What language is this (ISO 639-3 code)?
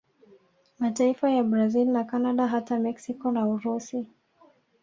swa